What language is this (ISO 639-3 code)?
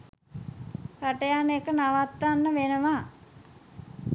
sin